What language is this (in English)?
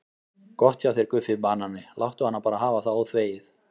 Icelandic